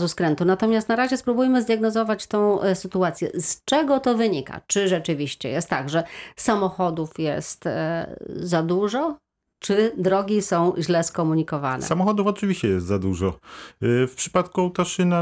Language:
Polish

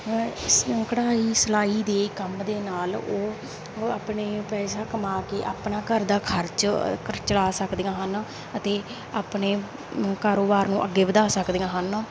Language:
Punjabi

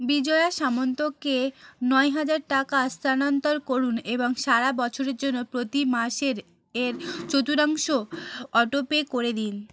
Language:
Bangla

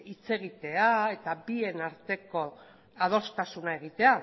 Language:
Basque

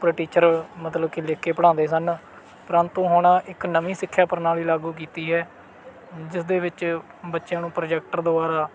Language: Punjabi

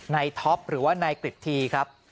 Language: Thai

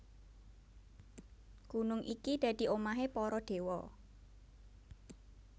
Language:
Javanese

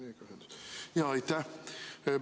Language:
Estonian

